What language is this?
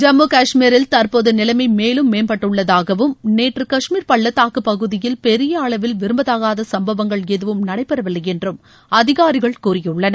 Tamil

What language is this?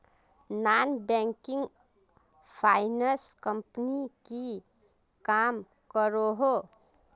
Magahi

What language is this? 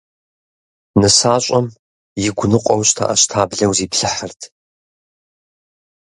Kabardian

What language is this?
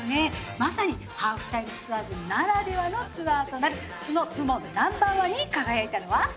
Japanese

